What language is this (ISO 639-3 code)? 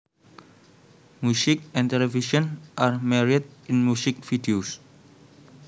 jav